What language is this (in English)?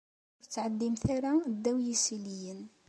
Kabyle